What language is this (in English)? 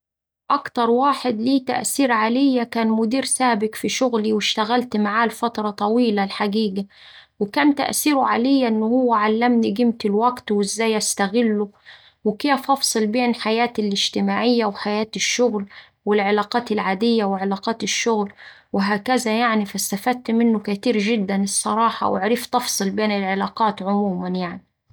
Saidi Arabic